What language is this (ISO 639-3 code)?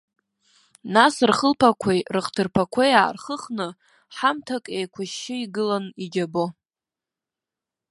abk